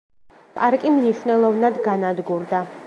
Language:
Georgian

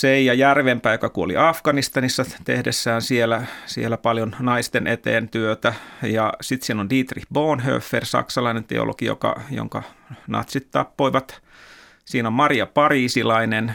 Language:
Finnish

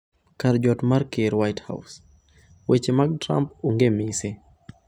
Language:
Luo (Kenya and Tanzania)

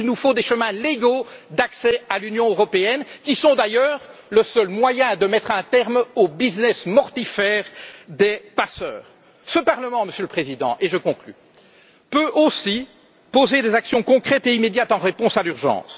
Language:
French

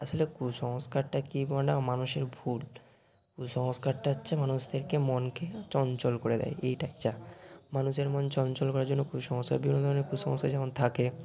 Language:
Bangla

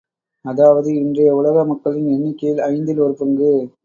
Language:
Tamil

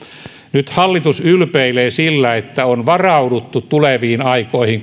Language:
Finnish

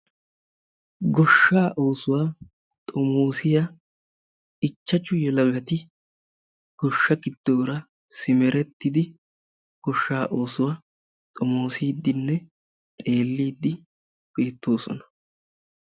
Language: Wolaytta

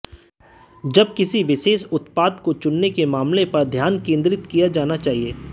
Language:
Hindi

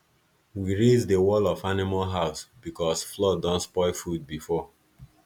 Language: Nigerian Pidgin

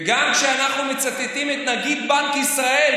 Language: Hebrew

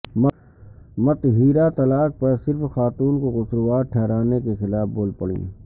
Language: Urdu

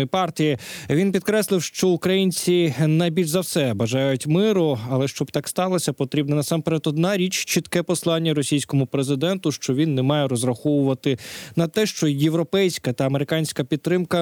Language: Ukrainian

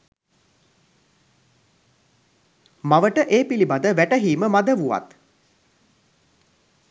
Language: Sinhala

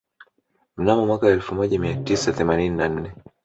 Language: Swahili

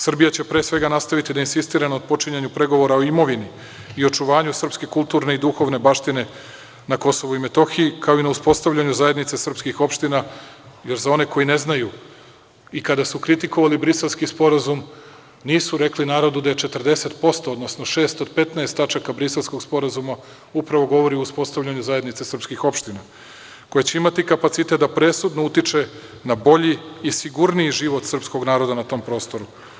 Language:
Serbian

